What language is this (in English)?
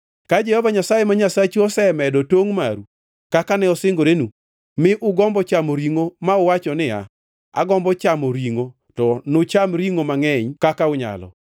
Luo (Kenya and Tanzania)